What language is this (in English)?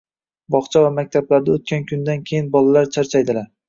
Uzbek